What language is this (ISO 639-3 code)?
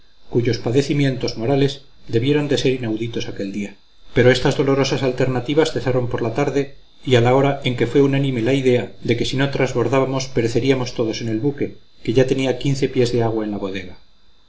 spa